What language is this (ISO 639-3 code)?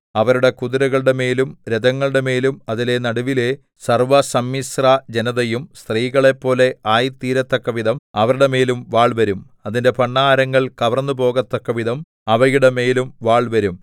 mal